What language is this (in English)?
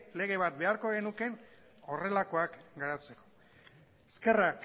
Basque